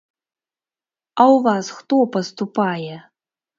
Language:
Belarusian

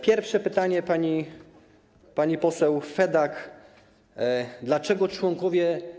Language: Polish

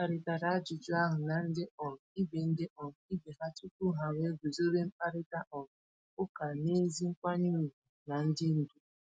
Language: Igbo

